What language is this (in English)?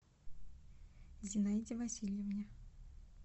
Russian